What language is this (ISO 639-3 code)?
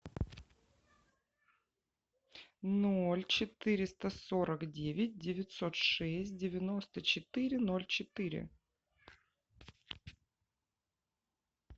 rus